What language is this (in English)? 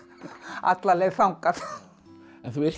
Icelandic